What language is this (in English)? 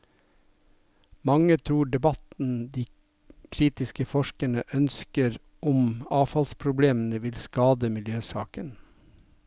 Norwegian